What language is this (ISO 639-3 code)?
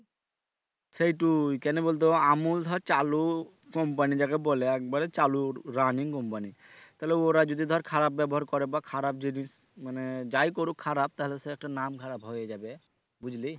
ben